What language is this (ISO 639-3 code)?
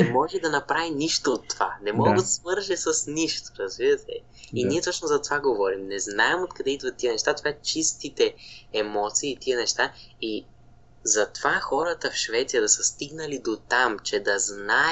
bul